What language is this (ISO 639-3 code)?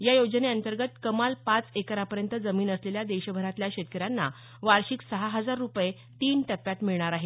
mar